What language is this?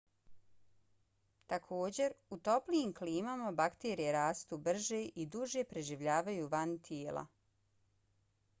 Bosnian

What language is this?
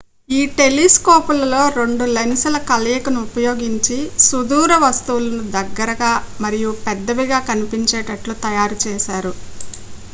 Telugu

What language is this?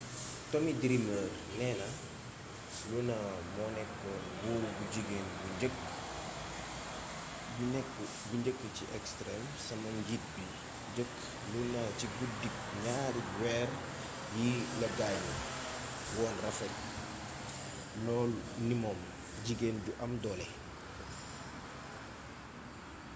Wolof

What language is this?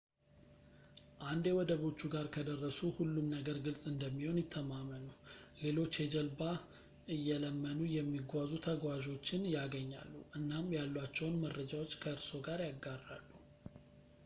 Amharic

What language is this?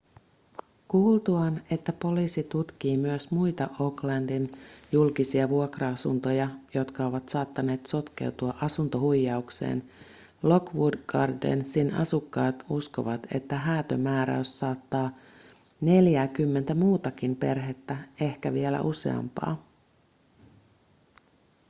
Finnish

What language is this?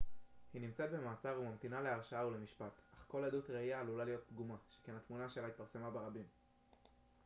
Hebrew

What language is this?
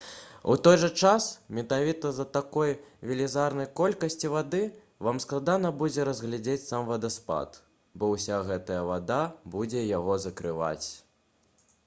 Belarusian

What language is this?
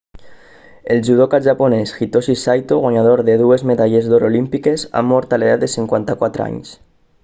Catalan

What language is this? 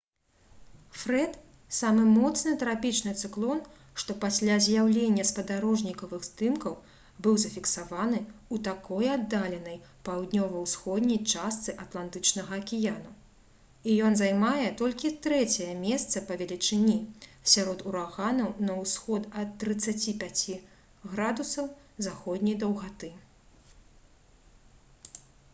Belarusian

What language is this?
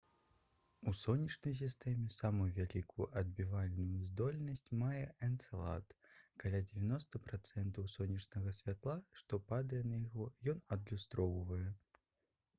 Belarusian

